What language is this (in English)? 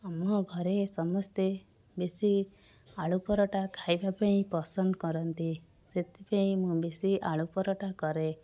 Odia